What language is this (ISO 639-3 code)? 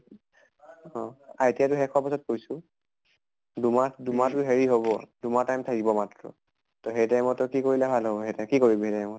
asm